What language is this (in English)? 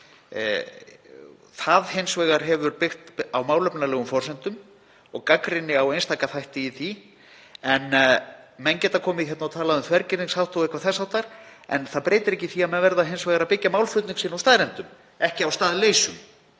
Icelandic